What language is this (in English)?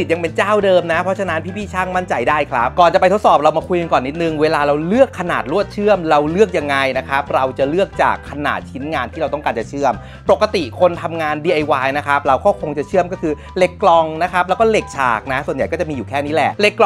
Thai